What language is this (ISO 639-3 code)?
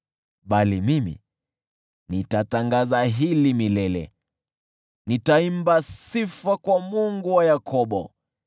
swa